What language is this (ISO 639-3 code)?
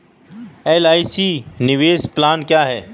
hin